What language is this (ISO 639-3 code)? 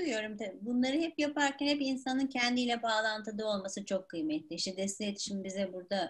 tur